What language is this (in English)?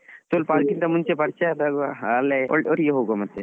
Kannada